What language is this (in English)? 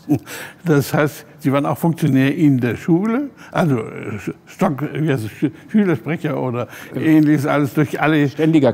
German